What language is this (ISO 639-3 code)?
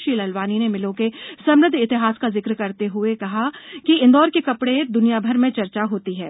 hin